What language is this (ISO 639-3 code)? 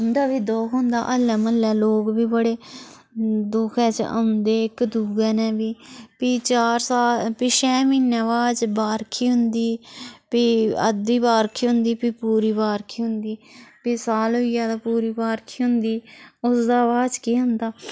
doi